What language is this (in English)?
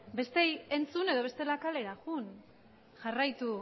Basque